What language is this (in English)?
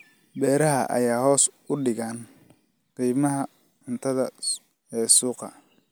Somali